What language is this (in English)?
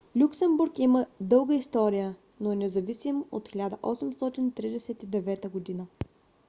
Bulgarian